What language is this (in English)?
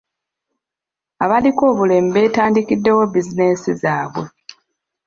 Ganda